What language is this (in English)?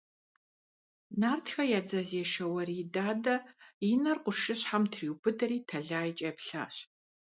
Kabardian